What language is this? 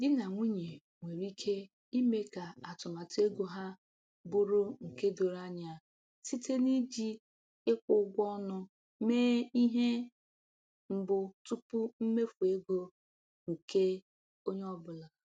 Igbo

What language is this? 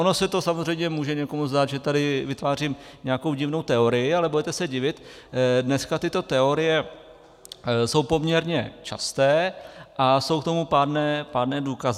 Czech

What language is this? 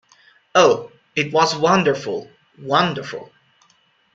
English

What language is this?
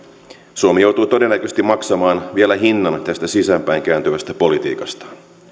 Finnish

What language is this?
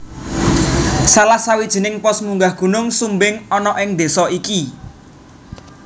Javanese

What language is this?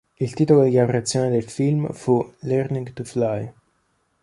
Italian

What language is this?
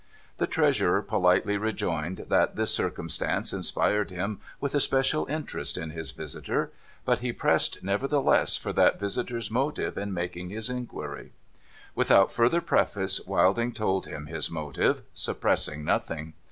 English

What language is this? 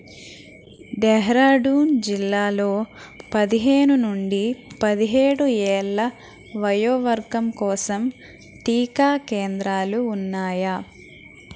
Telugu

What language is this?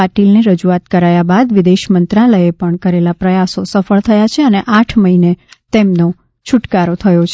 Gujarati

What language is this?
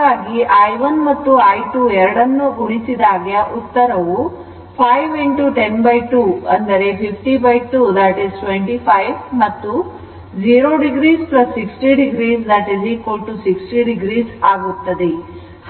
Kannada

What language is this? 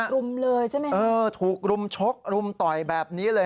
Thai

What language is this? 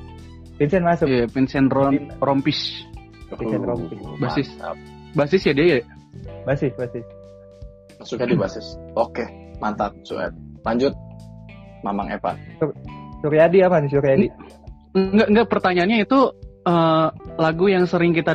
Indonesian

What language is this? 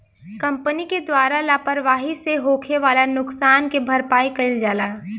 Bhojpuri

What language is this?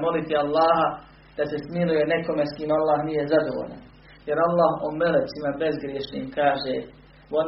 Croatian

